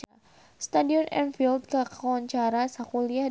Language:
Sundanese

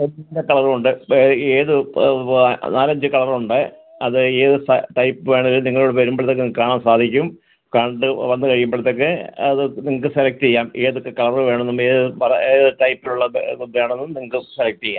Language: Malayalam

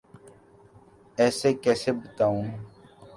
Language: Urdu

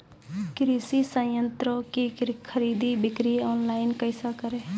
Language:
Maithili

